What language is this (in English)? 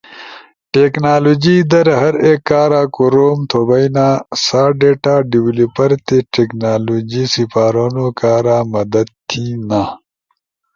Ushojo